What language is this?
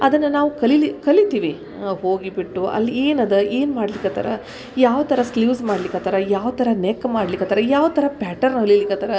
Kannada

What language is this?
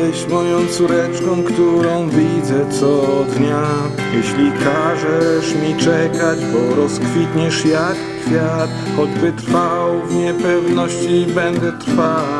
Polish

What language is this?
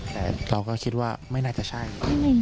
Thai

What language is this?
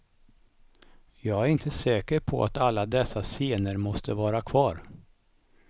Swedish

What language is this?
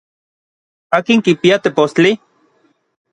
Orizaba Nahuatl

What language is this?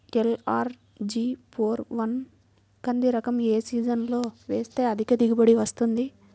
Telugu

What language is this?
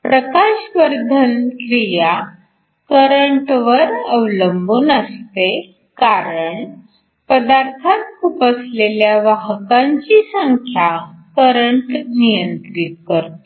Marathi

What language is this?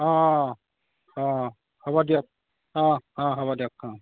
Assamese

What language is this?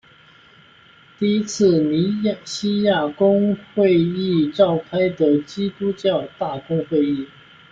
Chinese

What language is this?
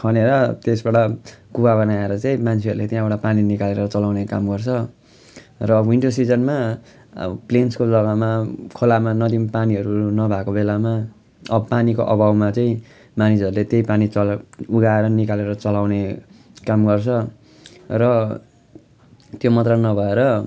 Nepali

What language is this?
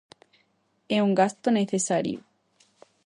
Galician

